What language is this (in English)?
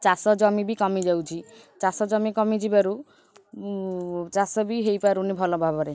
Odia